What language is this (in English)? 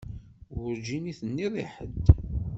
Kabyle